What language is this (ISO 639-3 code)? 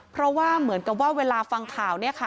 tha